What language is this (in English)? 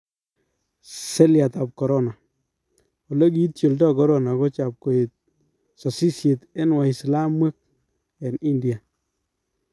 Kalenjin